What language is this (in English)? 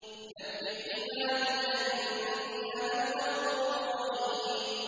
Arabic